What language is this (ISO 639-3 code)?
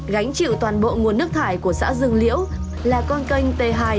vie